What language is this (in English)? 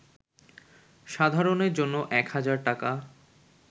Bangla